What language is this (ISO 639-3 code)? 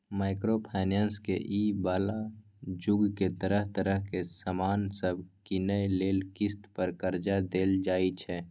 mai